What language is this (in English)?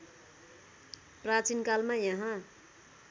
Nepali